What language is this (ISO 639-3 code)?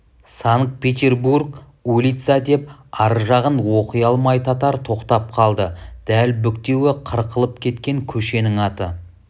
kaz